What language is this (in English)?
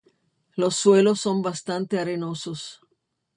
Spanish